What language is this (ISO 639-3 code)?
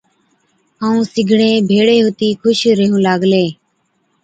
odk